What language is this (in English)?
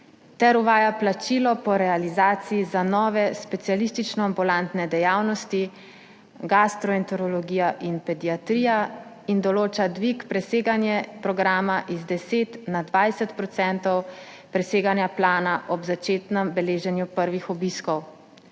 Slovenian